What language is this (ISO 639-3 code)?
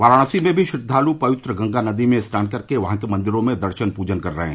hin